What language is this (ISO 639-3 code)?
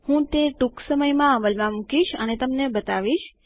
guj